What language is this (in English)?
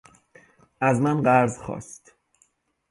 Persian